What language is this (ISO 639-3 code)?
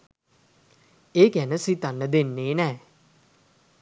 sin